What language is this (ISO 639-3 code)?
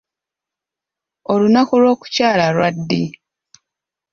lug